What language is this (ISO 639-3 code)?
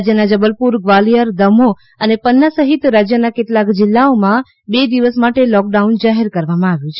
guj